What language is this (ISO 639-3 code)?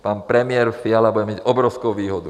ces